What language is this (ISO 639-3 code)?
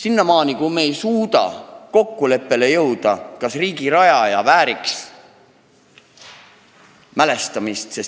est